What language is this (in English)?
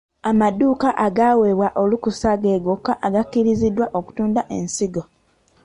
Ganda